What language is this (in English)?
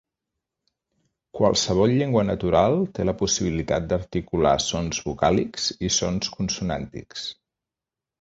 Catalan